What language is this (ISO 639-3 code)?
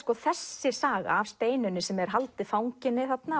isl